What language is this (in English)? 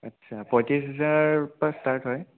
Assamese